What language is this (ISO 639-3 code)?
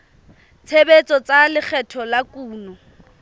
sot